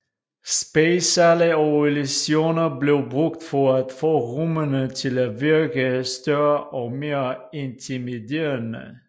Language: Danish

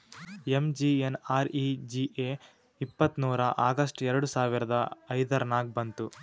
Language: Kannada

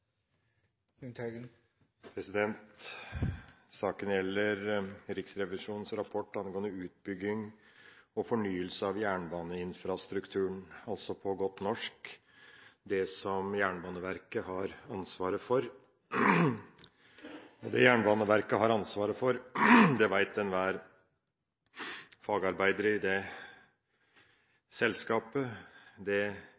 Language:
Norwegian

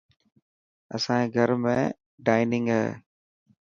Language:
Dhatki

